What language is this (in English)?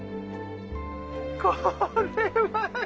Japanese